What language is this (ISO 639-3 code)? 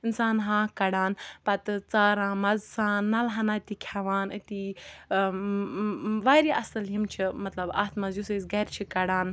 kas